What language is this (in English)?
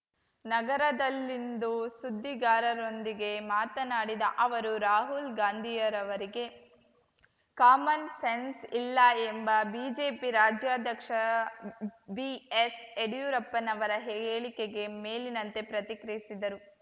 Kannada